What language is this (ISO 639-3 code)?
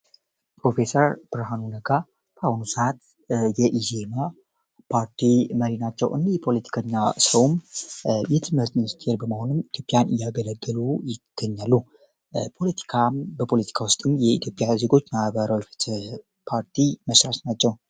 amh